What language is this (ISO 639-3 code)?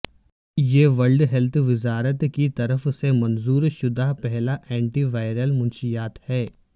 urd